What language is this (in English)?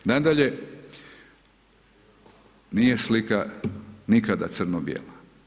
Croatian